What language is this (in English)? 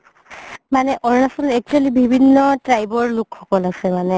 Assamese